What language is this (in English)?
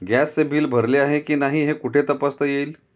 Marathi